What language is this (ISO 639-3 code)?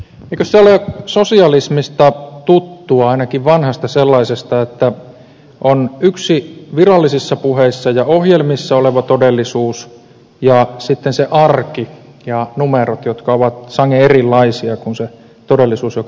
fin